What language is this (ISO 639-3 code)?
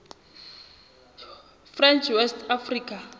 sot